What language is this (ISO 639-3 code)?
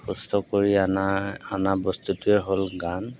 asm